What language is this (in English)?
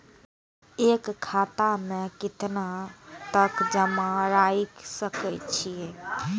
Maithili